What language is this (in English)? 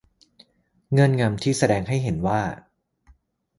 Thai